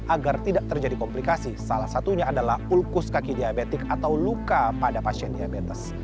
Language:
Indonesian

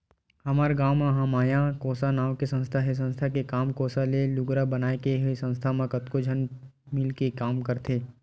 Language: Chhattisgarhi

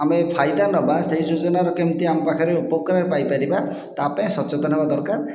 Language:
Odia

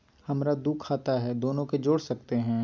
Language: Magahi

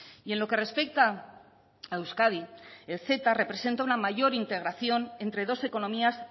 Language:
Spanish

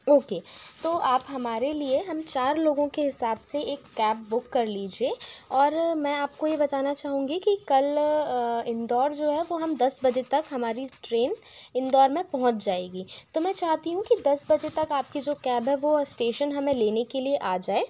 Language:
Hindi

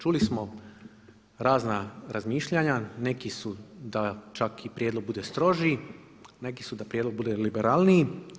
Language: Croatian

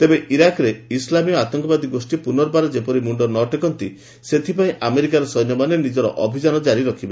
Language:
Odia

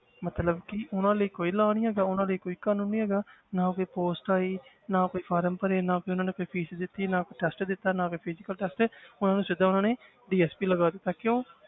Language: Punjabi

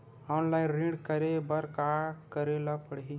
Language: Chhattisgarhi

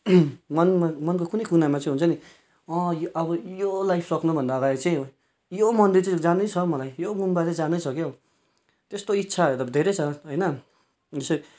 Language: Nepali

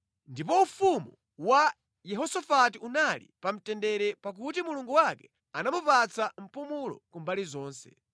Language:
Nyanja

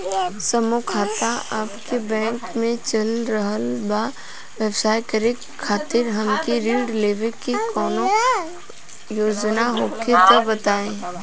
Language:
Bhojpuri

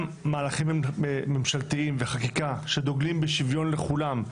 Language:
Hebrew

